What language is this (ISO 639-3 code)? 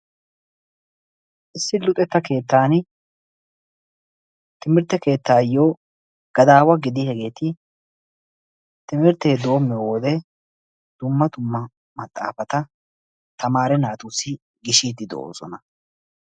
wal